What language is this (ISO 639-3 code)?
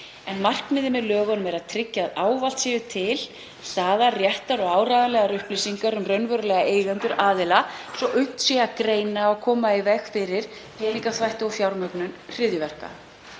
isl